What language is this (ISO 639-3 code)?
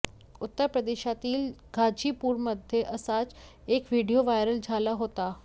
mar